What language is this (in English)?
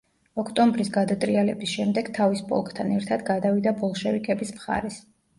Georgian